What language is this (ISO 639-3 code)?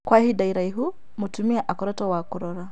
kik